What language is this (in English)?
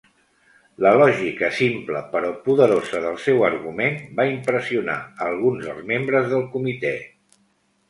Catalan